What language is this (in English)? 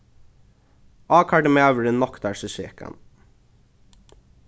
Faroese